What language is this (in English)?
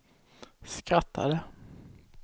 Swedish